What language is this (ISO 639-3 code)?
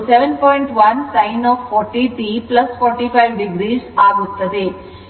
kan